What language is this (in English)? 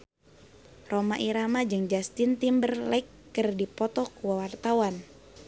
Sundanese